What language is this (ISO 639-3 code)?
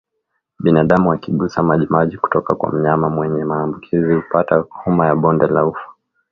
swa